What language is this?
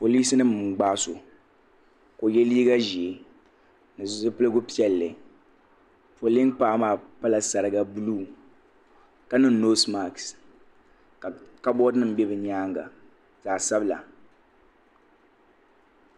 Dagbani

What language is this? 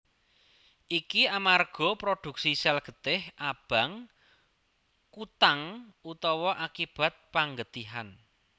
Javanese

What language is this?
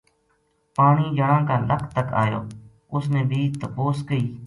Gujari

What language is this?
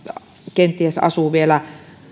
Finnish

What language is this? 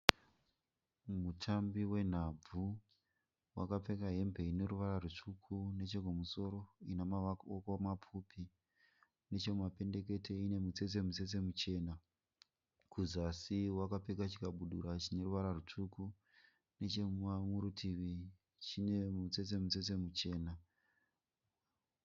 Shona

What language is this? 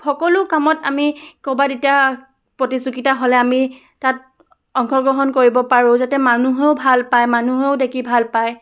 Assamese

